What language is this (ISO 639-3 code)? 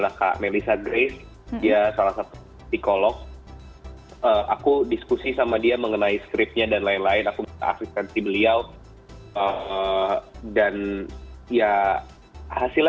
ind